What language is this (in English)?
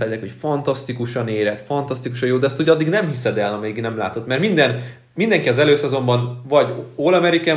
Hungarian